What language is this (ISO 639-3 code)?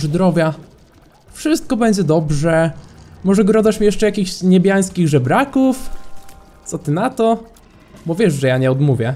pol